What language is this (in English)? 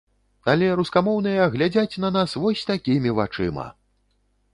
Belarusian